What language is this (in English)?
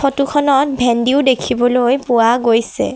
Assamese